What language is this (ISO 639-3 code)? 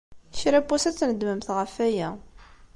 kab